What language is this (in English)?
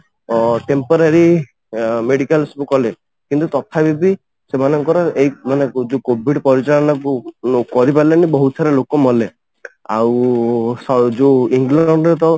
Odia